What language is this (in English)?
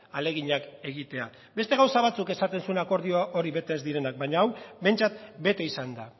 Basque